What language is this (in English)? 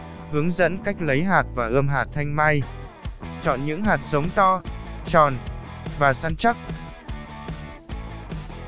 Vietnamese